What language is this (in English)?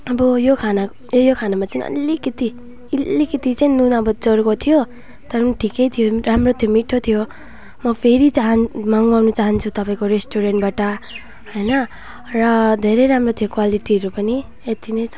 Nepali